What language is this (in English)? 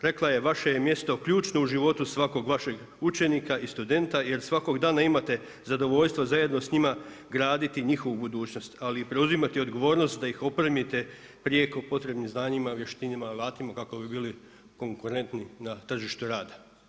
Croatian